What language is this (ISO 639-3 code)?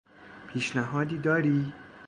fas